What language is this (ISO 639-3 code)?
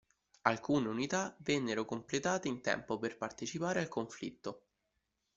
ita